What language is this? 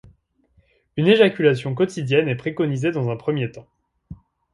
French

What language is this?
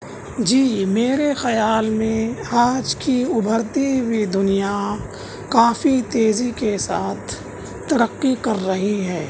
Urdu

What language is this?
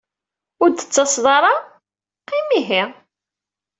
Kabyle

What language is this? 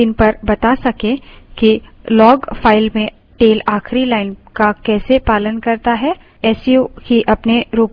Hindi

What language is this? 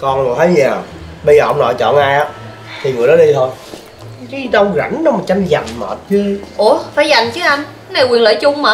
Vietnamese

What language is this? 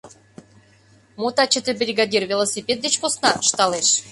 Mari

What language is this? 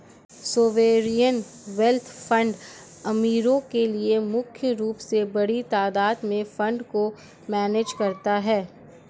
Hindi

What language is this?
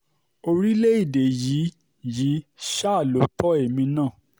Yoruba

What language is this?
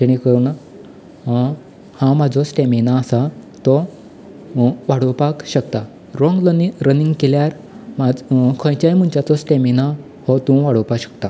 Konkani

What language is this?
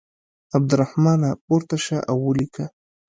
Pashto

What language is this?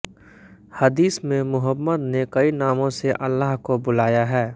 Hindi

